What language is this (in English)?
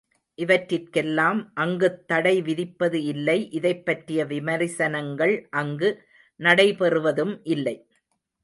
Tamil